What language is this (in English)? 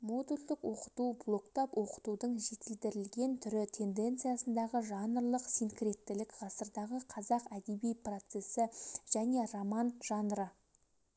Kazakh